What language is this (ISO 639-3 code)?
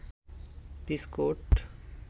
ben